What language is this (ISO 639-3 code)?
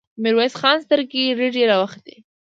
pus